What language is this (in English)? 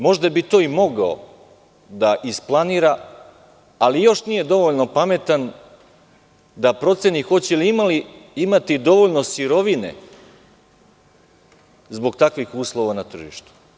Serbian